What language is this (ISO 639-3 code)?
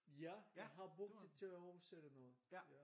dan